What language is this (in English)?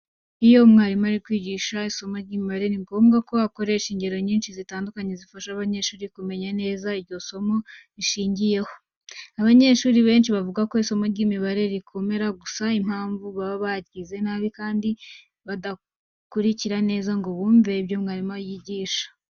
Kinyarwanda